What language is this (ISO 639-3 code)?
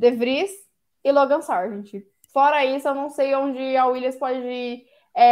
por